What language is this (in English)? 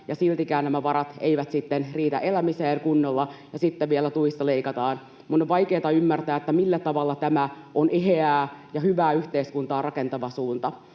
Finnish